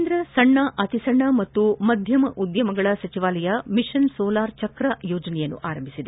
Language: Kannada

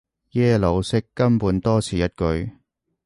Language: Cantonese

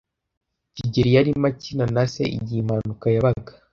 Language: Kinyarwanda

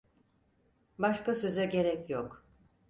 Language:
Turkish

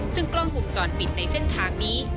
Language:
Thai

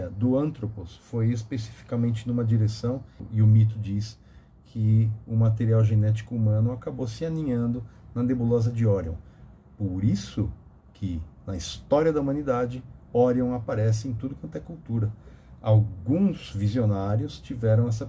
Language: Portuguese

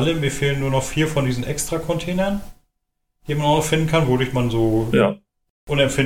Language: German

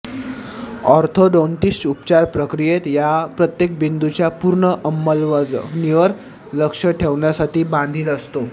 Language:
Marathi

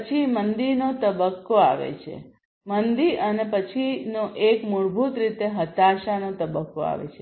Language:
Gujarati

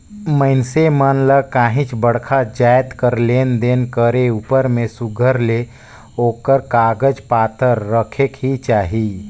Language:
Chhattisgarhi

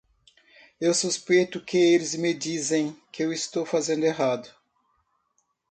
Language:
Portuguese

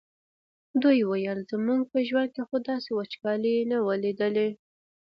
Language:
Pashto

